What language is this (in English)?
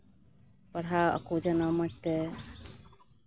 Santali